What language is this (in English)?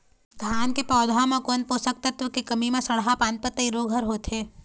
Chhattisgarhi